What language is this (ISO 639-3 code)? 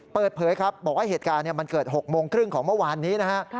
tha